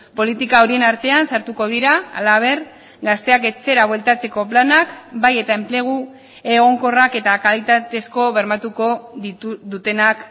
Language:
Basque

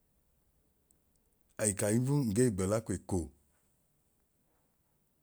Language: Idoma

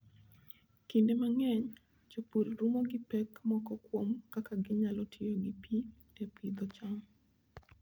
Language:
Luo (Kenya and Tanzania)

